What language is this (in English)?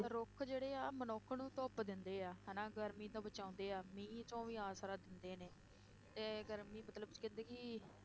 Punjabi